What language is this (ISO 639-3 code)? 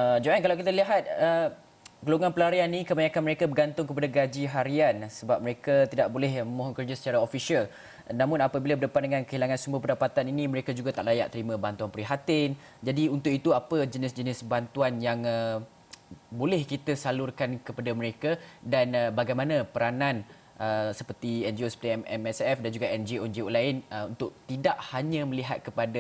msa